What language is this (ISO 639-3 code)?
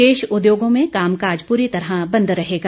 hin